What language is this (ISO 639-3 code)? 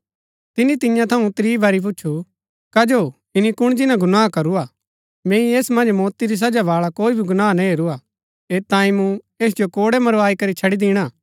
gbk